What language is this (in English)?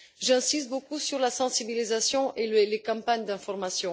French